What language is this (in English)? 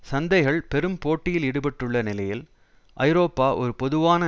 Tamil